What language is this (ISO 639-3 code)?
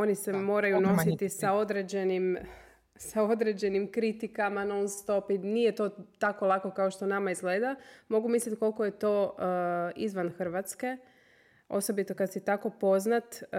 hrv